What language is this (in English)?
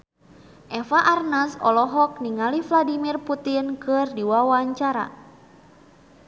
Sundanese